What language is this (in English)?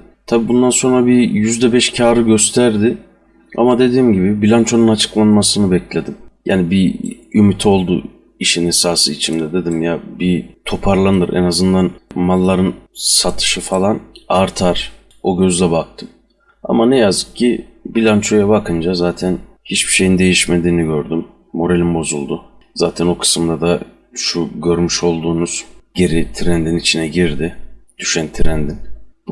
Turkish